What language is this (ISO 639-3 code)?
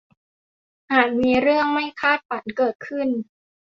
tha